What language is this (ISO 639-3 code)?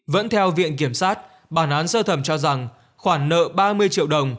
vie